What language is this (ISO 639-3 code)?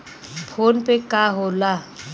bho